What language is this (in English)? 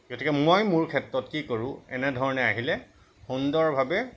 Assamese